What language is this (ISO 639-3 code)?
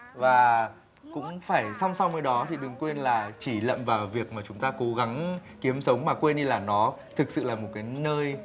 vie